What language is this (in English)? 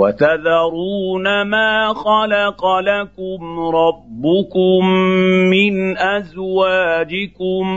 Arabic